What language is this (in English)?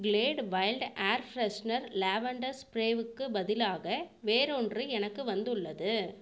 Tamil